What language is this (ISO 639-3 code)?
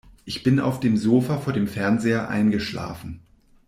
deu